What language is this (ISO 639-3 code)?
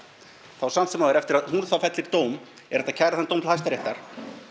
isl